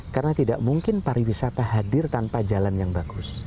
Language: Indonesian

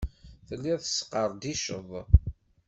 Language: Kabyle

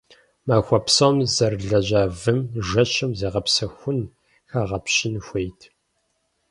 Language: Kabardian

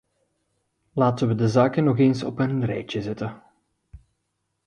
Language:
Dutch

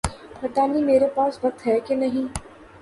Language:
Urdu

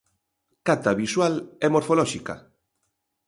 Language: Galician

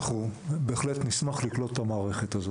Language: Hebrew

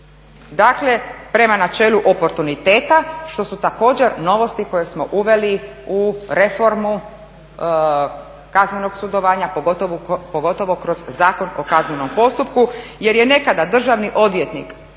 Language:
Croatian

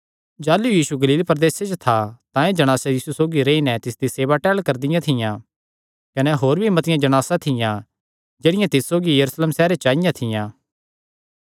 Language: Kangri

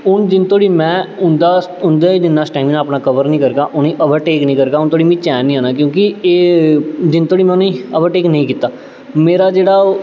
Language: Dogri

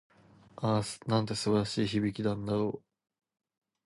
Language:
Japanese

